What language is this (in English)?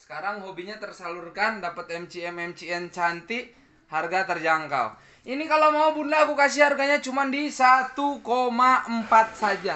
Indonesian